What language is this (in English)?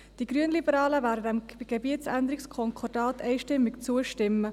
Swiss German